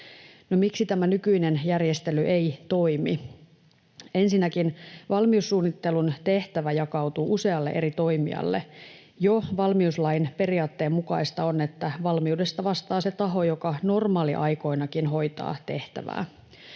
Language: Finnish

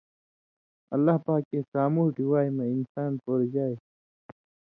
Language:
Indus Kohistani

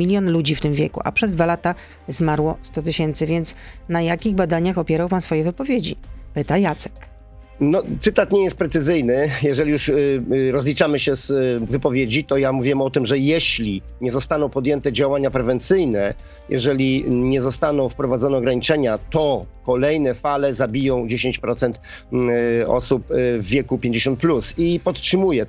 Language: Polish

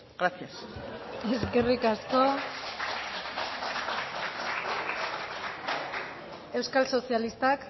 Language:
Basque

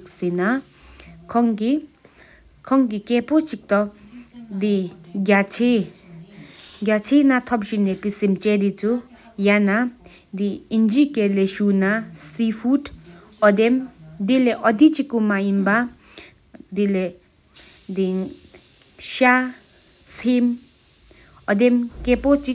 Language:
Sikkimese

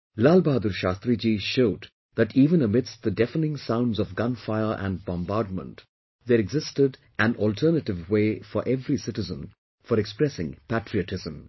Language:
English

